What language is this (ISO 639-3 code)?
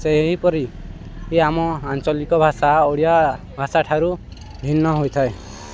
ori